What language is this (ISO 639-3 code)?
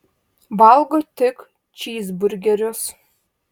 lit